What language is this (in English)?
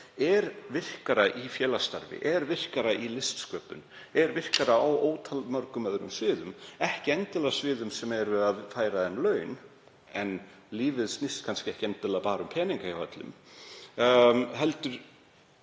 Icelandic